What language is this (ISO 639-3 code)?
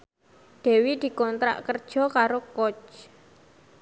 jav